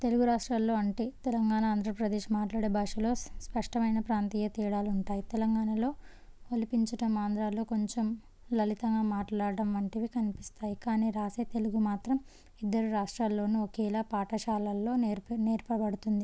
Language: Telugu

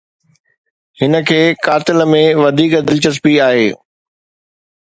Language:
Sindhi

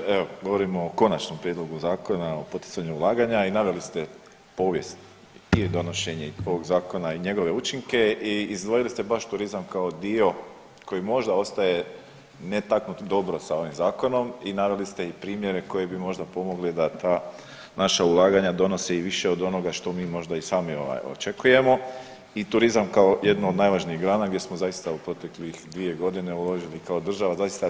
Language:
Croatian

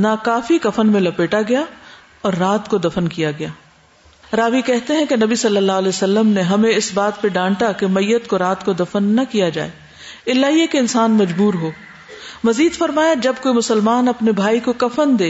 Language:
Urdu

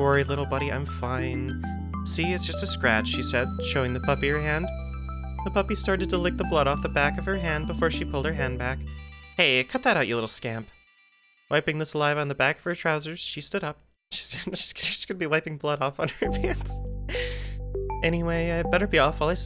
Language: English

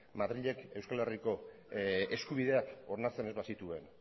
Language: Basque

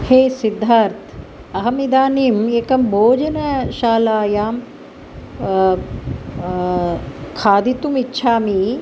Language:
Sanskrit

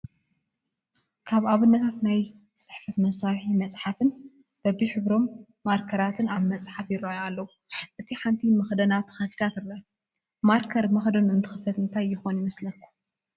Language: Tigrinya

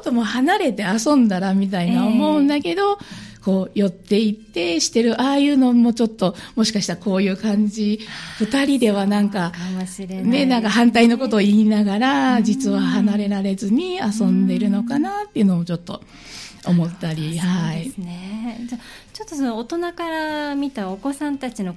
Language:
Japanese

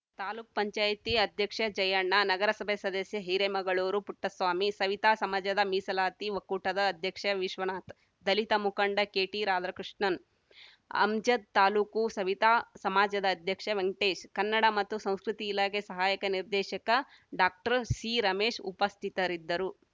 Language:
Kannada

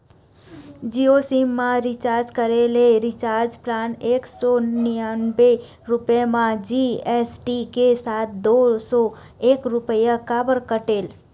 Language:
Chhattisgarhi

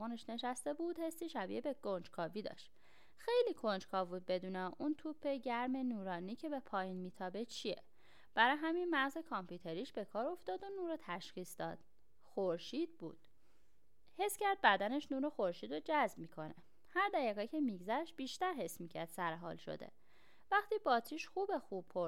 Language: Persian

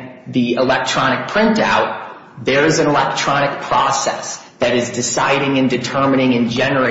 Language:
English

